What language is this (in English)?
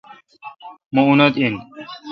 Kalkoti